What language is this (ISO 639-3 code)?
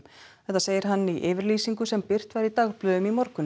isl